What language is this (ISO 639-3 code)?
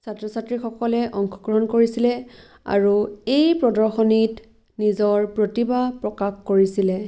asm